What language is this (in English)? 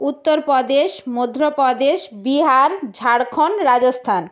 Bangla